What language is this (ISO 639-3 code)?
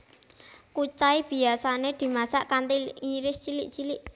jav